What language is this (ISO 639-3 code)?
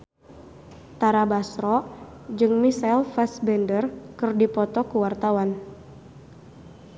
sun